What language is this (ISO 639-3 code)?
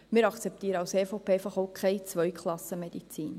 gsw